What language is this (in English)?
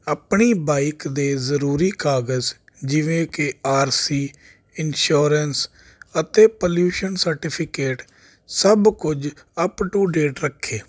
Punjabi